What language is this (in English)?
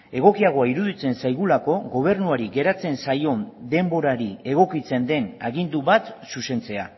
Basque